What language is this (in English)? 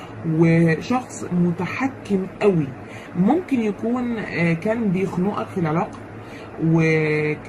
Arabic